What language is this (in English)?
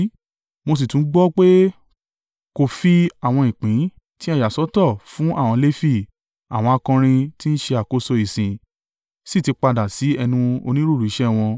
Yoruba